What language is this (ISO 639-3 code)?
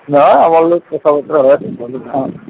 asm